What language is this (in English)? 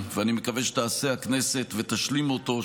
Hebrew